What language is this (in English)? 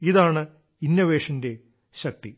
Malayalam